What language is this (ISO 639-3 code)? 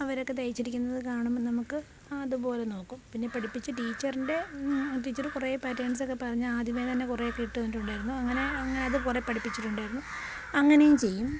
mal